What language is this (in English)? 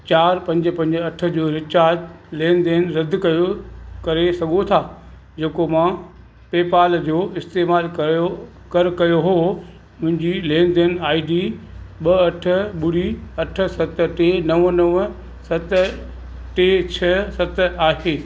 Sindhi